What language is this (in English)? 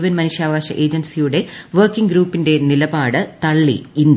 Malayalam